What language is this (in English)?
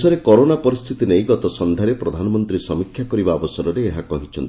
Odia